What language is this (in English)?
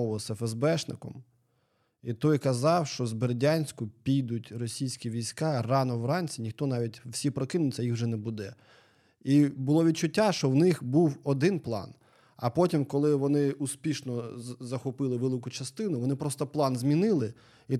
Ukrainian